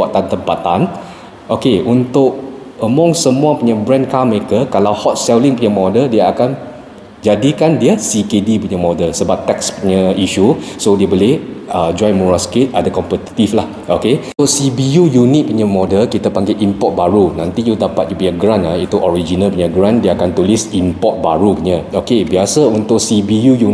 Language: Malay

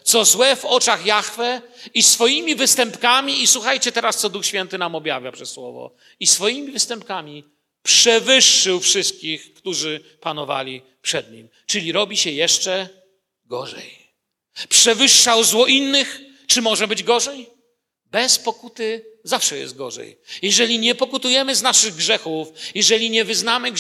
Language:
Polish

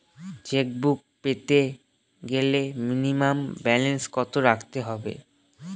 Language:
Bangla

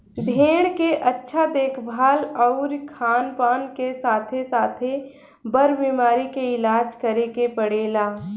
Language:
Bhojpuri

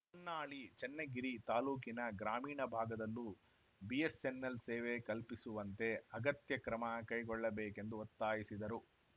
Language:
Kannada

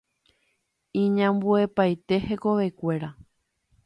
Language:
Guarani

